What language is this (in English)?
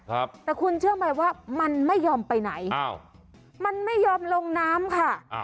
Thai